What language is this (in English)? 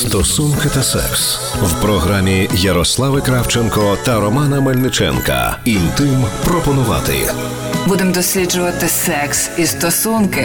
Ukrainian